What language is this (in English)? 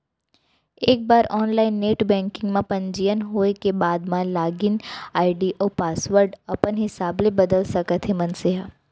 Chhattisgarhi